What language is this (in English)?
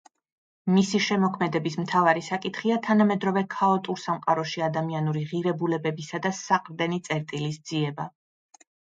Georgian